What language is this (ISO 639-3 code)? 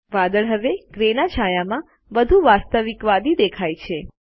guj